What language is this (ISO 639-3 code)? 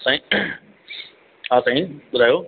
snd